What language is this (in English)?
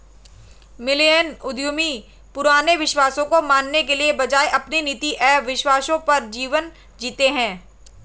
Hindi